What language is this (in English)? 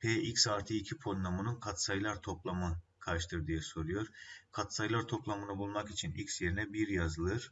Turkish